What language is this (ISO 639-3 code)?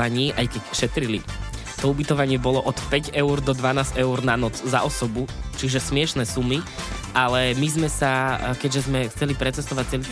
slk